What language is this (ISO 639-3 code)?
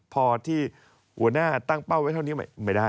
tha